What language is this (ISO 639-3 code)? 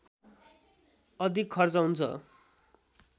nep